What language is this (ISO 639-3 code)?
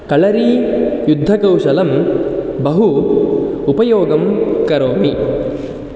san